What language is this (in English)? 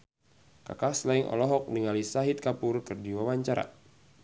Sundanese